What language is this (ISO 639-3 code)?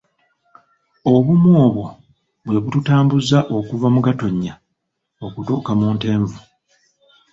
lug